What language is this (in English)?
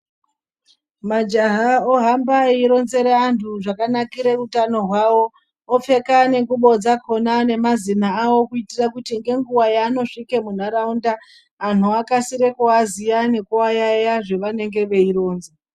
Ndau